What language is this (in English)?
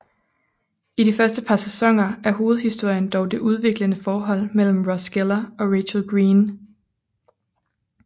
Danish